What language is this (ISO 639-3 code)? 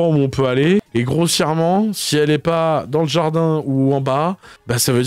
fra